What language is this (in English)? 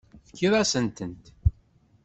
Kabyle